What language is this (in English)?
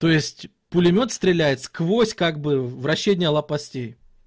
Russian